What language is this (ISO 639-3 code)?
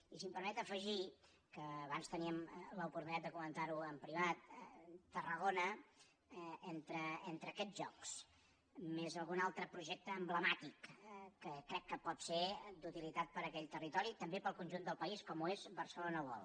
cat